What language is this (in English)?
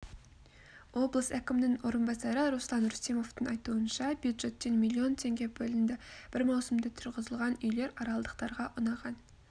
Kazakh